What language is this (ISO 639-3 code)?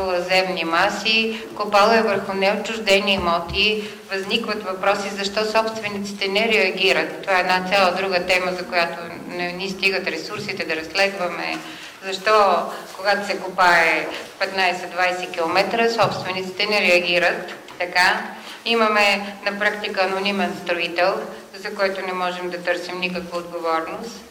bul